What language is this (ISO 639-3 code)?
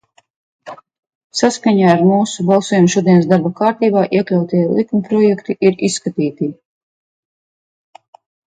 lav